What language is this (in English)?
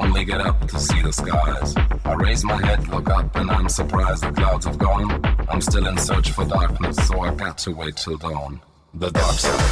German